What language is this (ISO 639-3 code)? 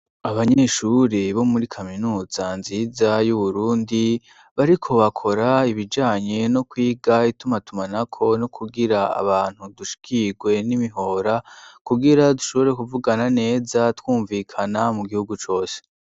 run